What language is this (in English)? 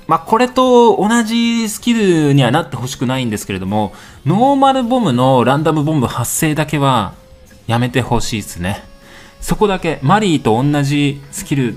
Japanese